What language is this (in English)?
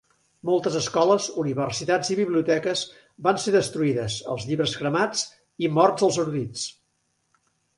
Catalan